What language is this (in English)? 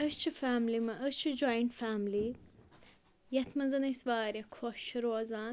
Kashmiri